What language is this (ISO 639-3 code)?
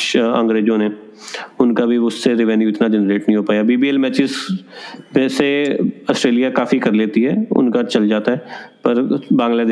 hin